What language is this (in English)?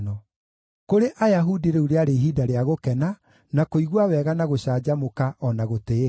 Kikuyu